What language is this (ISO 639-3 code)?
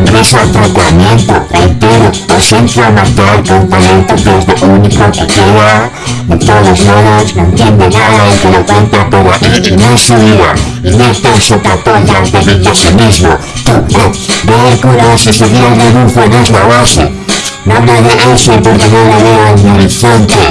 spa